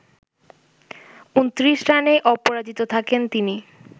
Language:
Bangla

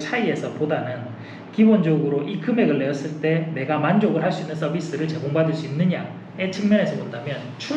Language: Korean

